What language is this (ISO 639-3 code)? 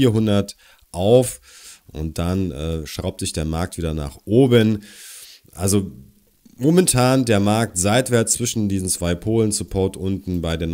deu